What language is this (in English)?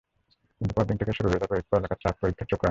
Bangla